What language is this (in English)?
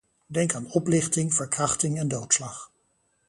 Dutch